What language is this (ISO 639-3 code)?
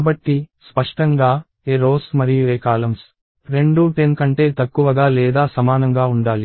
tel